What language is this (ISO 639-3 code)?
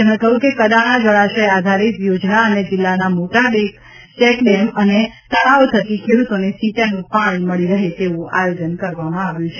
guj